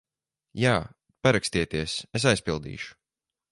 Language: Latvian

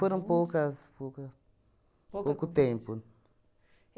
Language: Portuguese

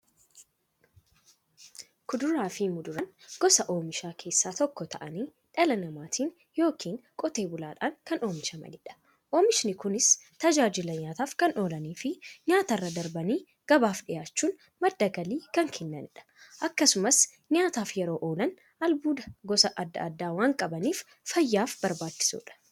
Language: Oromo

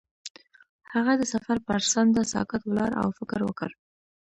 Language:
Pashto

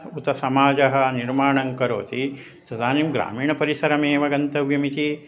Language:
Sanskrit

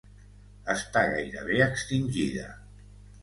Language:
Catalan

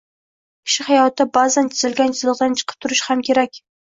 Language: Uzbek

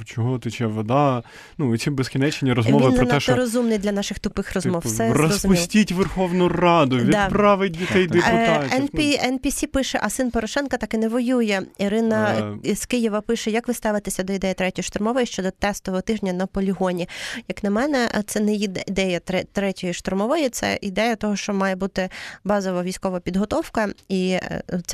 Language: Ukrainian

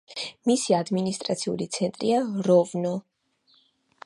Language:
Georgian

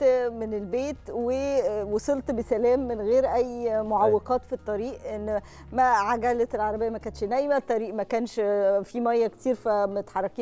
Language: Arabic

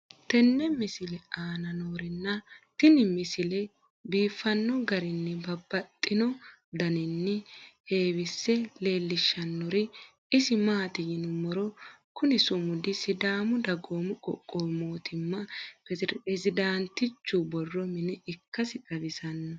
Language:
Sidamo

